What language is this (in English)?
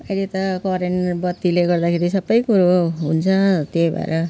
Nepali